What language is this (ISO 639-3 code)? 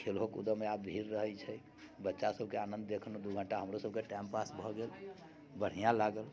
mai